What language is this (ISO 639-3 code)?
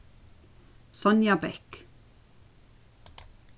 fao